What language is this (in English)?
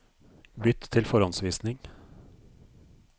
Norwegian